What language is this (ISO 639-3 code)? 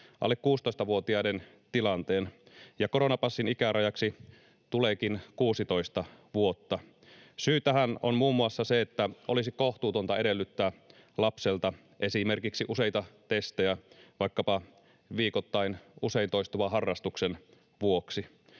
fin